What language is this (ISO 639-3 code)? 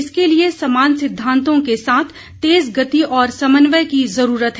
hin